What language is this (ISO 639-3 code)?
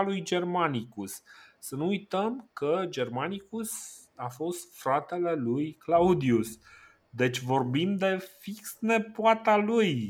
ron